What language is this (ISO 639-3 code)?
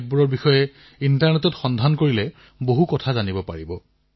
asm